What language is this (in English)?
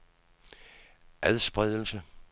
Danish